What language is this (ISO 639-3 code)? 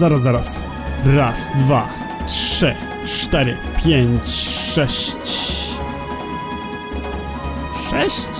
pol